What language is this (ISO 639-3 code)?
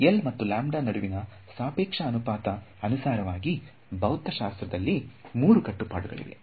kan